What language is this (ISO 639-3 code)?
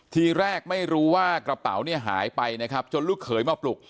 tha